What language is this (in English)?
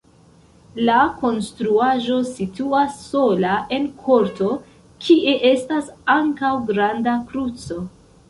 Esperanto